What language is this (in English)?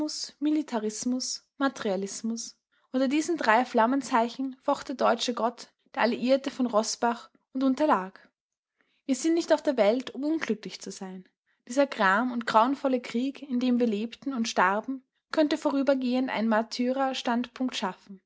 German